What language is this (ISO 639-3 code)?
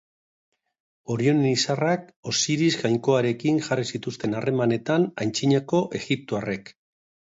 eus